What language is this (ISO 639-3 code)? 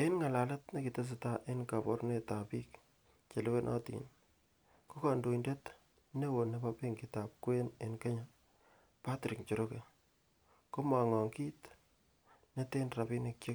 kln